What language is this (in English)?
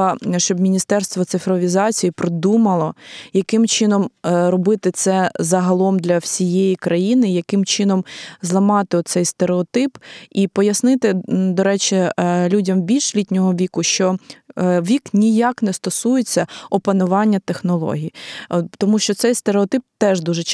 Ukrainian